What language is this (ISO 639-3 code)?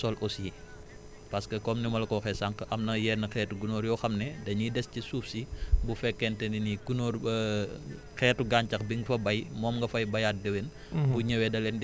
wol